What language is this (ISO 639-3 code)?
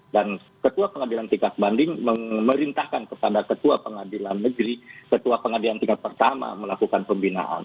ind